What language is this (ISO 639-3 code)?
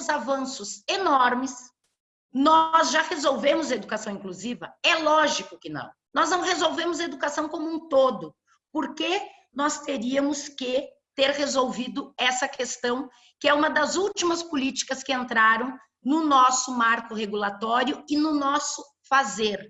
por